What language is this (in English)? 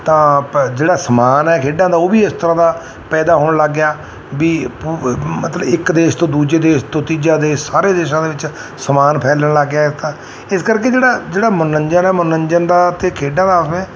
Punjabi